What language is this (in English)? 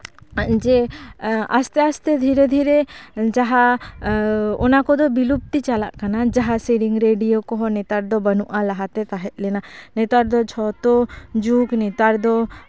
Santali